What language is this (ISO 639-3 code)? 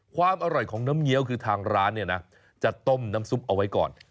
tha